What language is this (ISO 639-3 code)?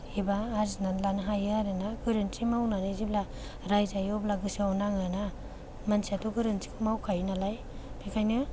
brx